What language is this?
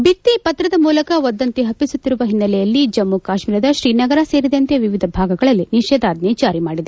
Kannada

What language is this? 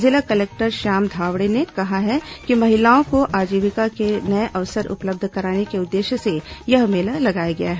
Hindi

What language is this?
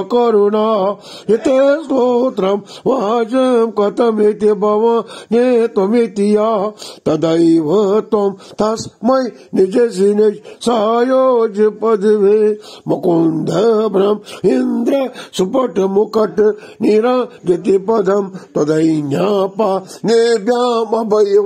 Romanian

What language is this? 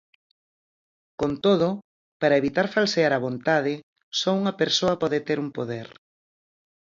Galician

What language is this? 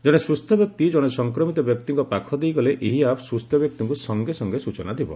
Odia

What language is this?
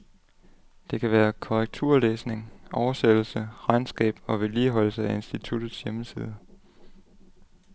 Danish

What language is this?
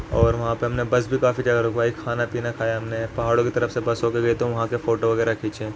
Urdu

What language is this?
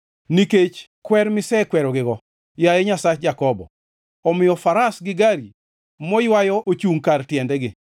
Luo (Kenya and Tanzania)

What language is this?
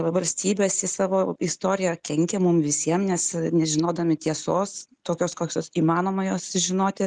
Lithuanian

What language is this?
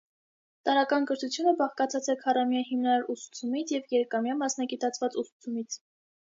Armenian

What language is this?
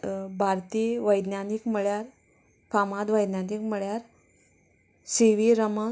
Konkani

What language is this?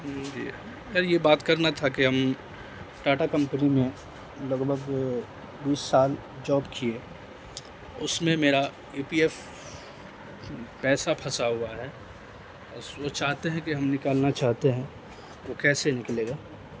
Urdu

